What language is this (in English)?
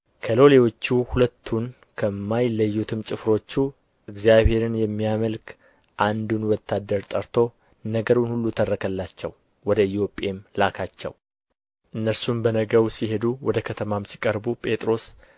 Amharic